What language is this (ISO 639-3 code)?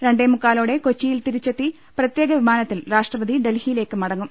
mal